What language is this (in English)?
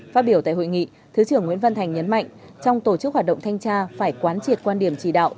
Vietnamese